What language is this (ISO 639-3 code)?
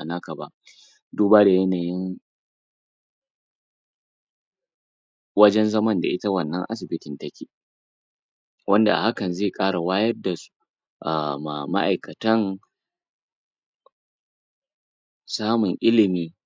hau